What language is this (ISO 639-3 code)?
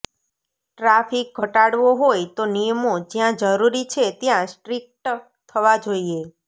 guj